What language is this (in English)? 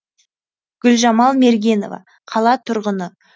Kazakh